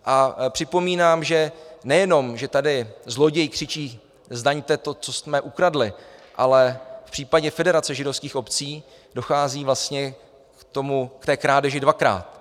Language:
Czech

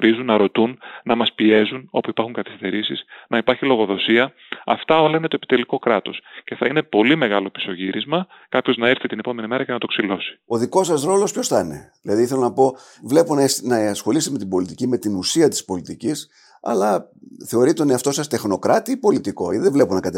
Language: Greek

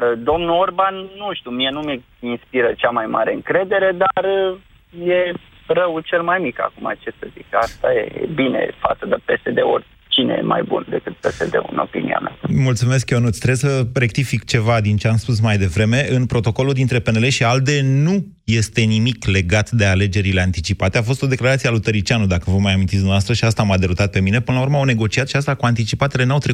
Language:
Romanian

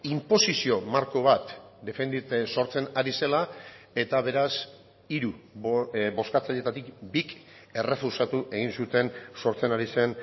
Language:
Basque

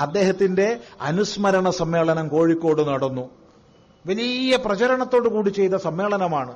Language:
Malayalam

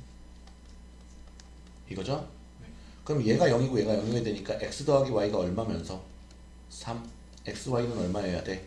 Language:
Korean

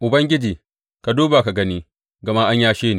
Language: Hausa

